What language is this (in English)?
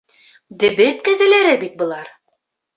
Bashkir